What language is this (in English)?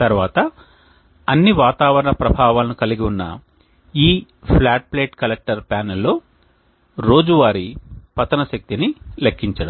Telugu